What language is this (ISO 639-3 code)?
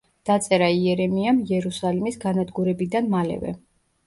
kat